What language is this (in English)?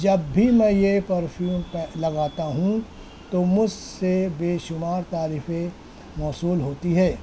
Urdu